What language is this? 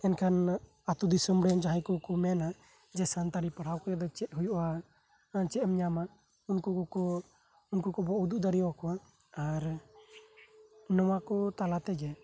Santali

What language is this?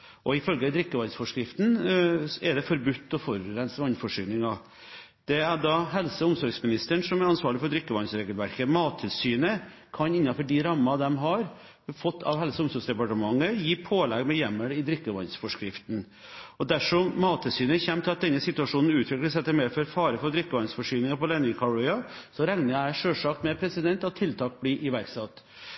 Norwegian Bokmål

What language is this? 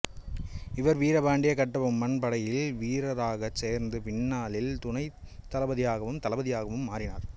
Tamil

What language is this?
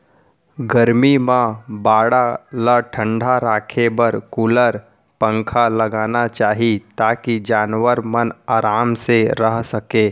Chhattisgarhi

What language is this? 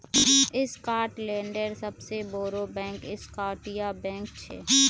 Magahi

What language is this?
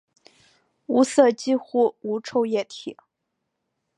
Chinese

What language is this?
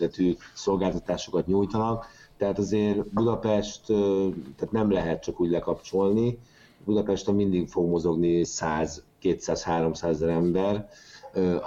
Hungarian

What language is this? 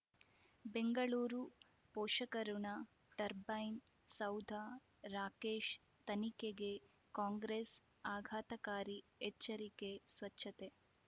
Kannada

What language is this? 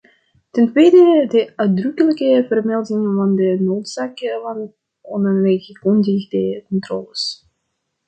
Dutch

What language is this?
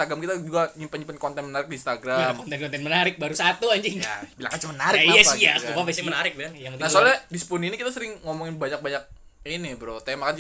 Indonesian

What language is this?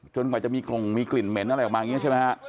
Thai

